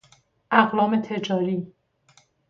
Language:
Persian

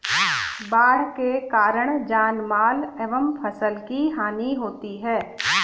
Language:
Hindi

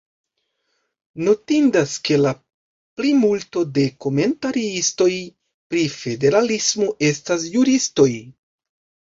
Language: Esperanto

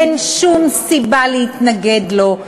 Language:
Hebrew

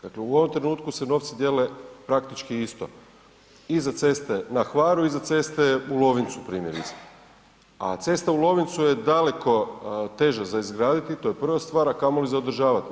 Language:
Croatian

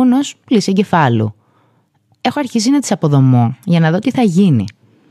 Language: Greek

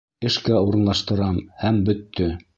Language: Bashkir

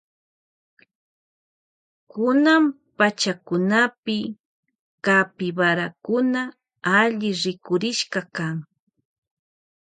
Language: Loja Highland Quichua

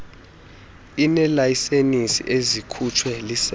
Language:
Xhosa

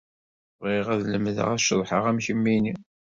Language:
Kabyle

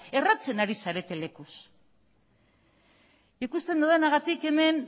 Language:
Basque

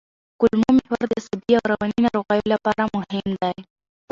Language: Pashto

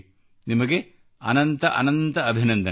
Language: Kannada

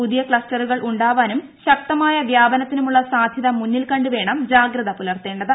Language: Malayalam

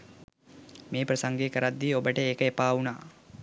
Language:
Sinhala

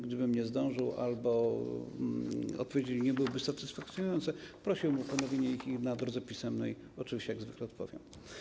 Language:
Polish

